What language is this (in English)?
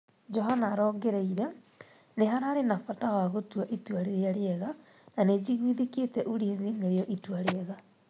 Kikuyu